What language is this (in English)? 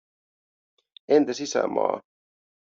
Finnish